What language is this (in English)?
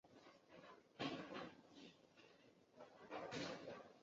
Chinese